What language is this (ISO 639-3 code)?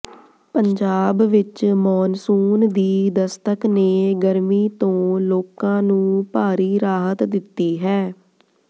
pan